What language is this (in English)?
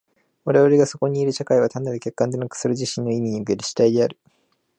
Japanese